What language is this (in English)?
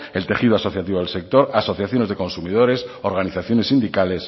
Spanish